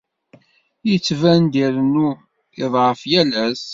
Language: Kabyle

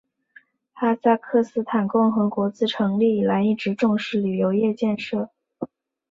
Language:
Chinese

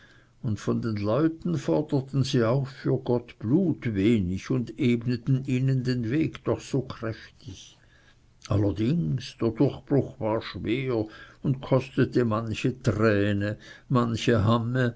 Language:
German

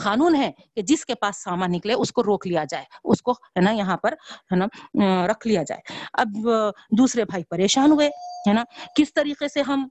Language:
Urdu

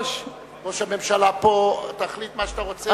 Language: Hebrew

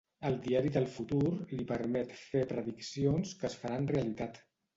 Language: Catalan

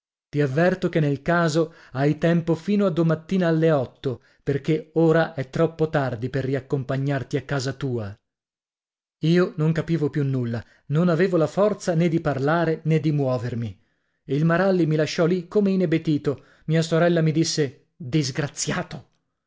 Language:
Italian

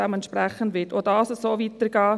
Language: Swiss German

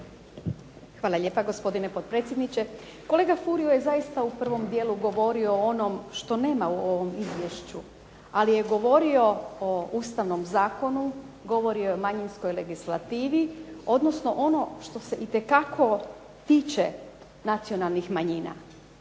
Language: Croatian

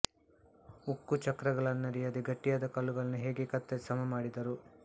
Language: Kannada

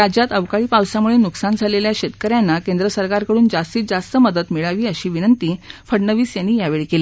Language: Marathi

